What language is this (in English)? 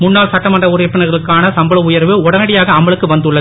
Tamil